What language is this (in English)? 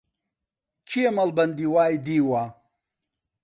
Central Kurdish